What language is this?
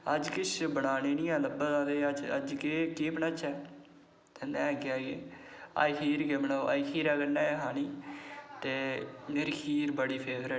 Dogri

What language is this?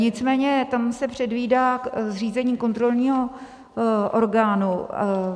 Czech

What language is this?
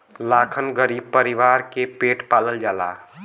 Bhojpuri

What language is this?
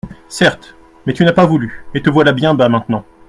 French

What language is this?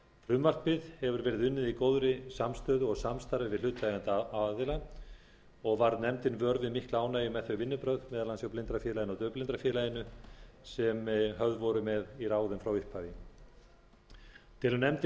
Icelandic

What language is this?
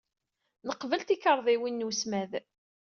Kabyle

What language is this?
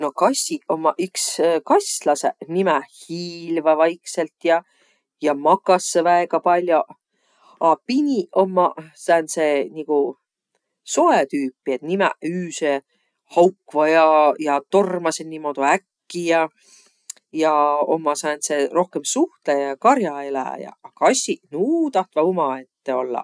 Võro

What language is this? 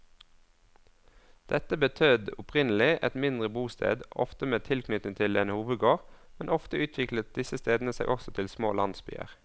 Norwegian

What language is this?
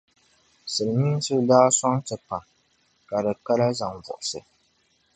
Dagbani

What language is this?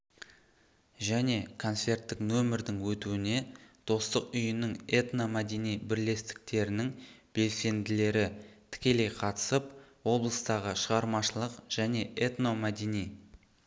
Kazakh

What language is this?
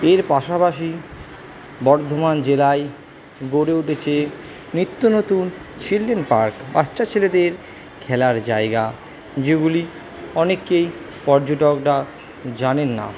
Bangla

